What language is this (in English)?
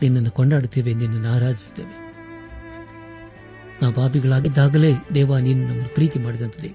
Kannada